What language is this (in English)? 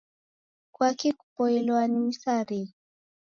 Taita